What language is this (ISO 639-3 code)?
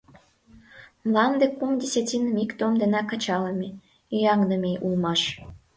chm